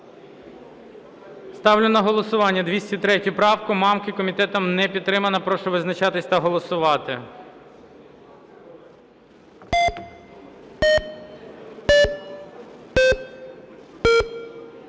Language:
Ukrainian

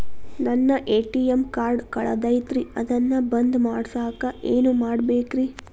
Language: Kannada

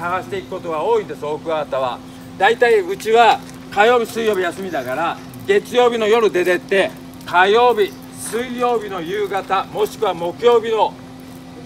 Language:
Japanese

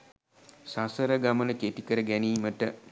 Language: Sinhala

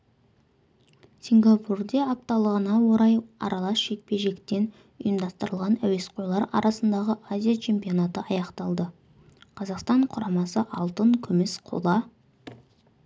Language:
Kazakh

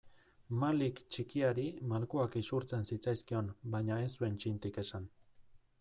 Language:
Basque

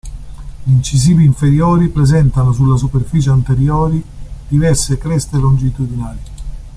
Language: Italian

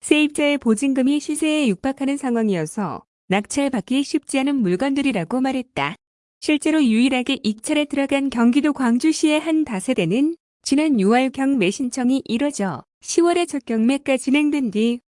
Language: Korean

